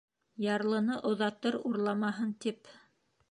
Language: Bashkir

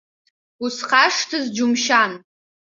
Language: Abkhazian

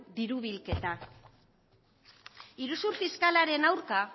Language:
Basque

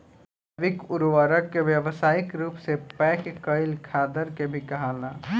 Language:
Bhojpuri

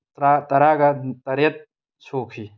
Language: Manipuri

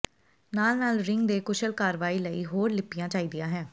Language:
Punjabi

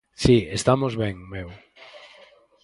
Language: Galician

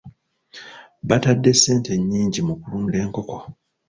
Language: Ganda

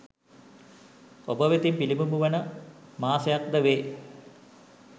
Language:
Sinhala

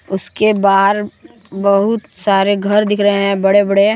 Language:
Hindi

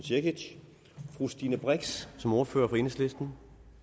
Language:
Danish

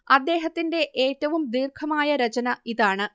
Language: Malayalam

